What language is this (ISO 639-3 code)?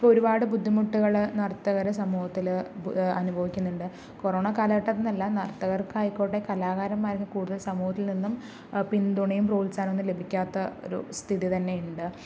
mal